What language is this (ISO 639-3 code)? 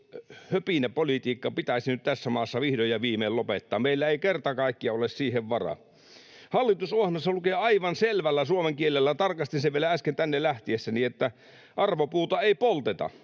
fin